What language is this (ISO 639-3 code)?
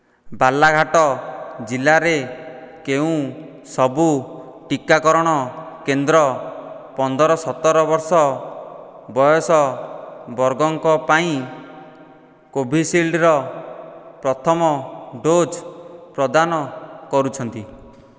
ori